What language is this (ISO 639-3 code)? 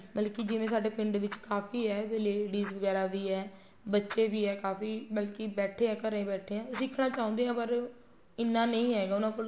pan